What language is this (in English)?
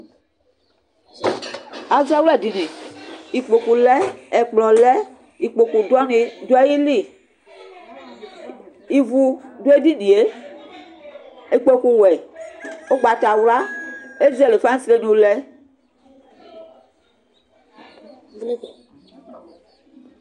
Ikposo